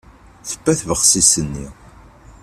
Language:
Kabyle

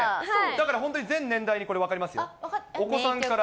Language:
Japanese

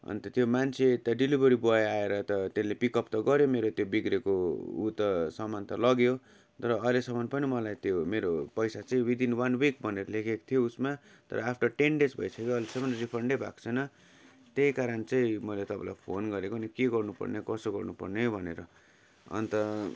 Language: Nepali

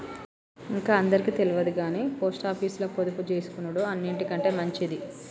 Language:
Telugu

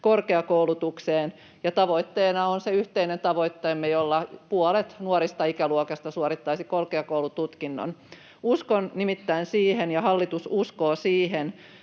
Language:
Finnish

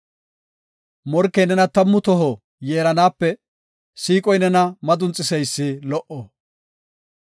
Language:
Gofa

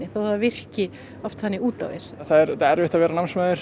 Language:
Icelandic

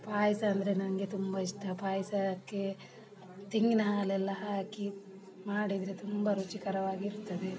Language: Kannada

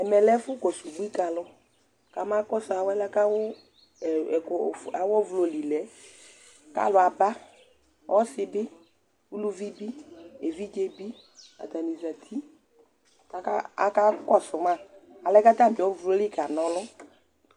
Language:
Ikposo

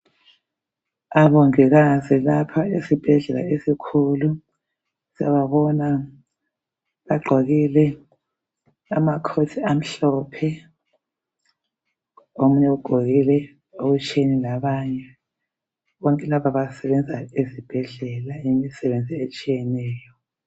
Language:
North Ndebele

